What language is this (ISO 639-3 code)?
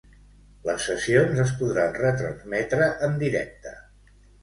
cat